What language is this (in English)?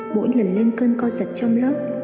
Vietnamese